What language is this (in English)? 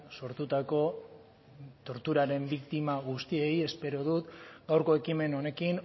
Basque